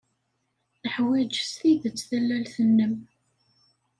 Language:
Kabyle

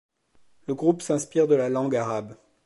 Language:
French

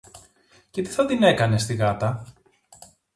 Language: Greek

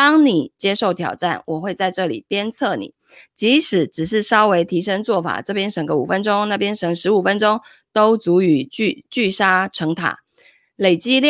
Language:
Chinese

